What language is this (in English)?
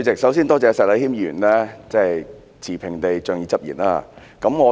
Cantonese